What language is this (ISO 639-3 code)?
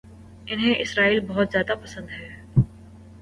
urd